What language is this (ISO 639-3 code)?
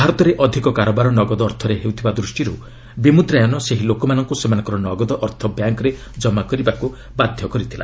ori